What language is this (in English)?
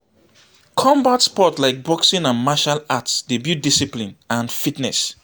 Nigerian Pidgin